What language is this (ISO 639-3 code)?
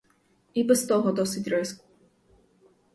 ukr